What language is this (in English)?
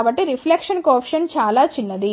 Telugu